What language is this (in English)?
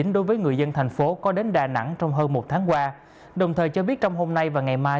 Vietnamese